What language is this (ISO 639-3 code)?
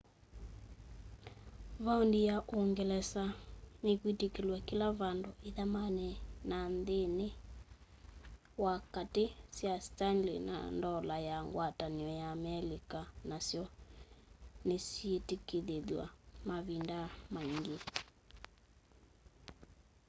kam